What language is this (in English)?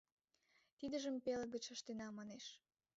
Mari